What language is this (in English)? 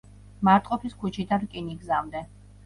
Georgian